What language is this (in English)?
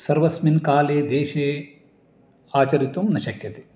Sanskrit